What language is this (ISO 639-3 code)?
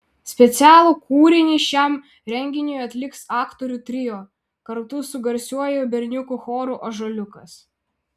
lit